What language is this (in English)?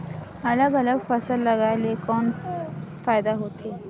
Chhattisgarhi